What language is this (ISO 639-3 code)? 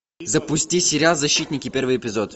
rus